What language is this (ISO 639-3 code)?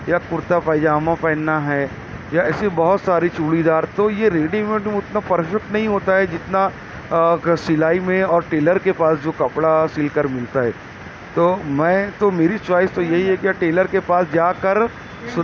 urd